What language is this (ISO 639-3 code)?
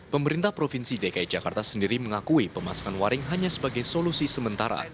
ind